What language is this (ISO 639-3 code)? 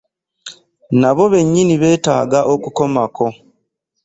lug